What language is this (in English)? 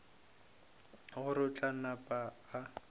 Northern Sotho